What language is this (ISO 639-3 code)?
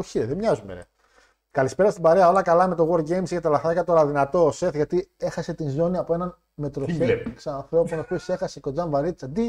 ell